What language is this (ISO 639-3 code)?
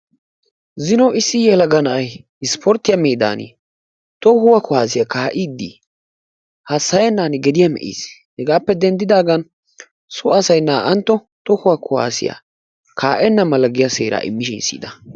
wal